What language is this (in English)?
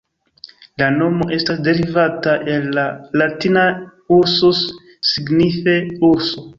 Esperanto